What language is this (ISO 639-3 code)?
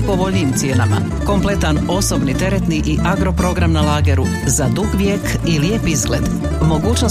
hrv